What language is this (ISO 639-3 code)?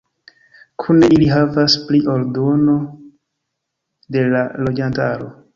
epo